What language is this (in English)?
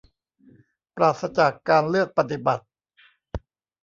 Thai